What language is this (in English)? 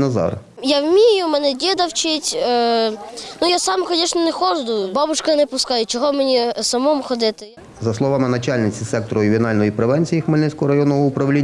Ukrainian